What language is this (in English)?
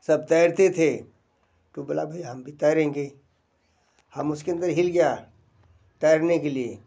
Hindi